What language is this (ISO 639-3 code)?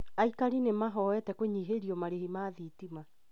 kik